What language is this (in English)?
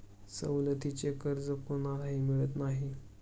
Marathi